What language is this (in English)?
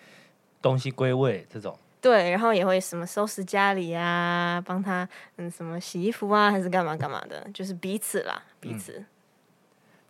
Chinese